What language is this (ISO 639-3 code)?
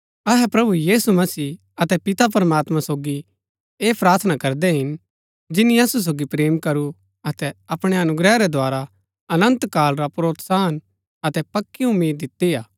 gbk